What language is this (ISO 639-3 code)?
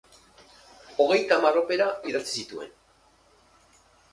eus